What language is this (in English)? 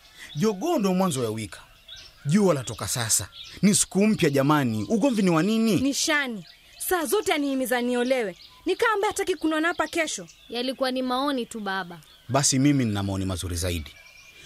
Swahili